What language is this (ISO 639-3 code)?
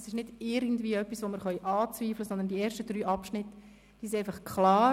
gsw